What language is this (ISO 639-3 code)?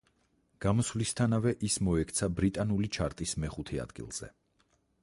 kat